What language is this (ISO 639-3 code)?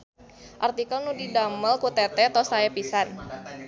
sun